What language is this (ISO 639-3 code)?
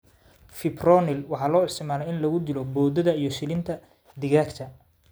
som